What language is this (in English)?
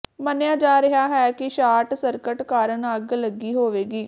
Punjabi